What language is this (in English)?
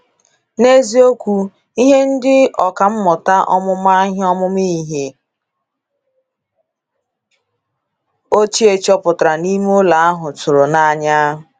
Igbo